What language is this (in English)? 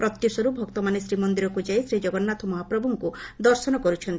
Odia